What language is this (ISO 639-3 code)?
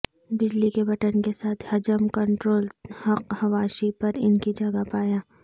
urd